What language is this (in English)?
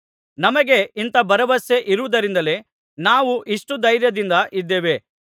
Kannada